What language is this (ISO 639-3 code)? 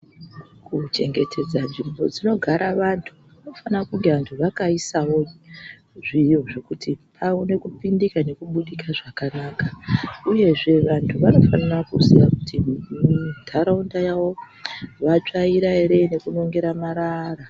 ndc